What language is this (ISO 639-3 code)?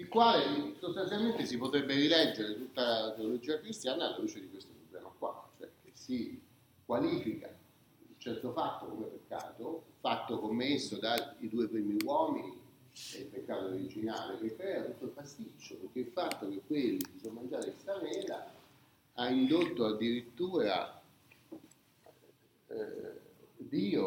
ita